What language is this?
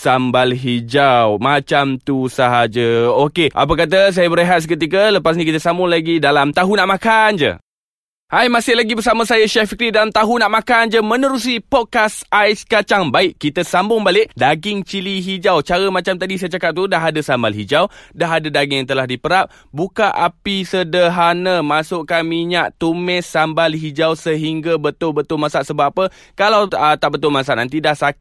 Malay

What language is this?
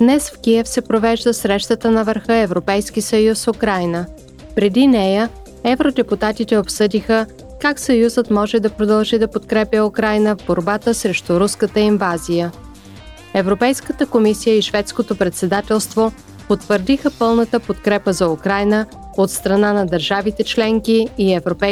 Bulgarian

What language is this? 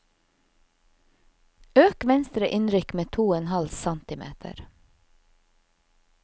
Norwegian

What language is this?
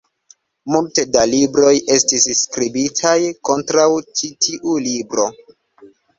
Esperanto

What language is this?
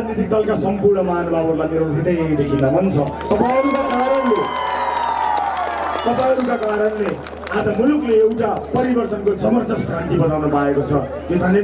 Indonesian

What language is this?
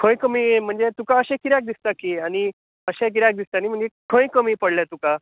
Konkani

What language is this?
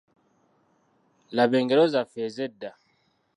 Ganda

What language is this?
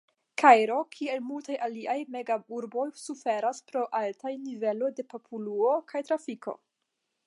Esperanto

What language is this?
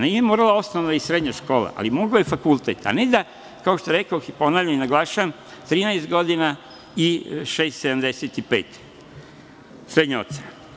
Serbian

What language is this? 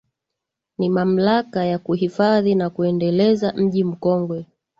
Swahili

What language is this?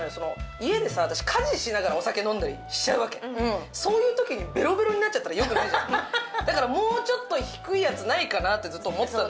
Japanese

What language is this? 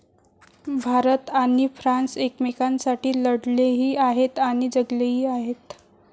Marathi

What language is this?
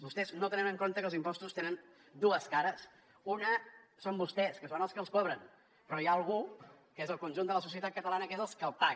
Catalan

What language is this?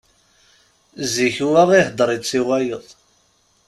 Kabyle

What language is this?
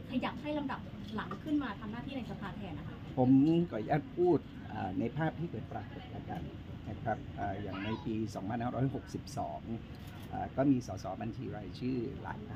Thai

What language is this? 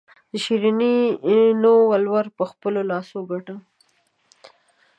Pashto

